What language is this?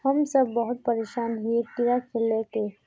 Magahi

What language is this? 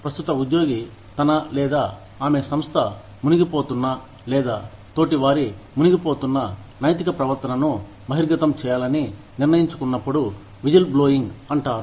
Telugu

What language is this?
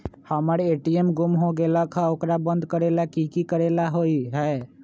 Magahi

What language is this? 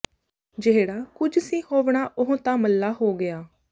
Punjabi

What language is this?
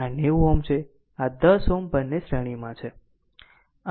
Gujarati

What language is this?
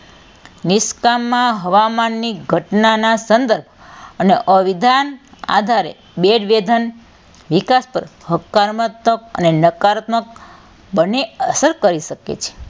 Gujarati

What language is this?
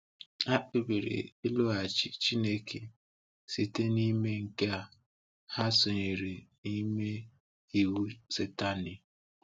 Igbo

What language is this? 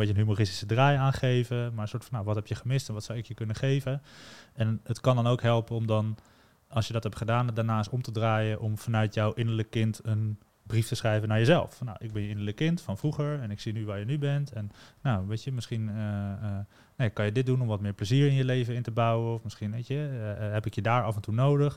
Dutch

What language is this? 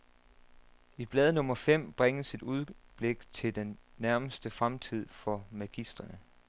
Danish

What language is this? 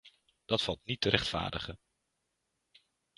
Dutch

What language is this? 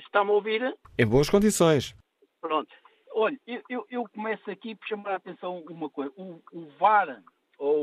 Portuguese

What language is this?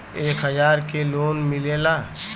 Bhojpuri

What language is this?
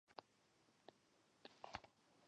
Chinese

